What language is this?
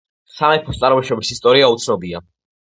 Georgian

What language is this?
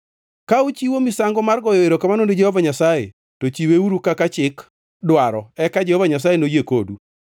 Luo (Kenya and Tanzania)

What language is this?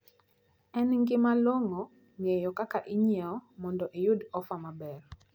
Luo (Kenya and Tanzania)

